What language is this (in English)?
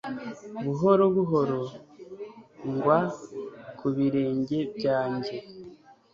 Kinyarwanda